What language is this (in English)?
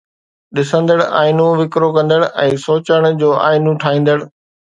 Sindhi